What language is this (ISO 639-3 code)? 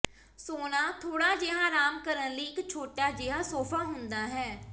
pan